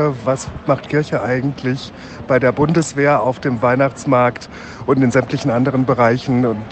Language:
German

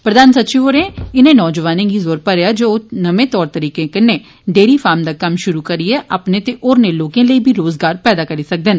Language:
Dogri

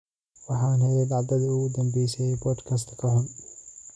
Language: Somali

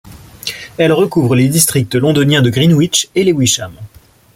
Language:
French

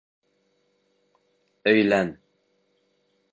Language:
Bashkir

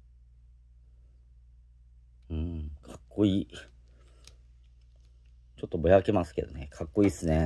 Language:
Japanese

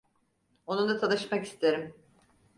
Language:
Turkish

